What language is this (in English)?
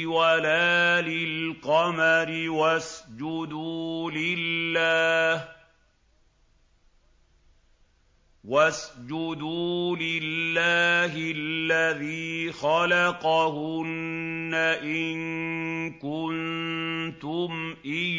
Arabic